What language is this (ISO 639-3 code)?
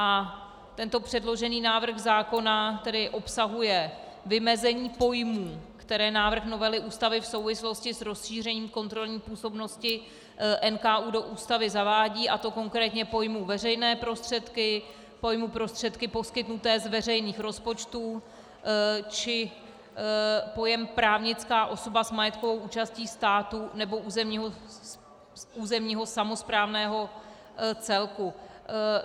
ces